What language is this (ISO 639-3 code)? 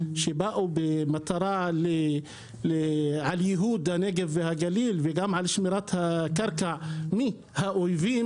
heb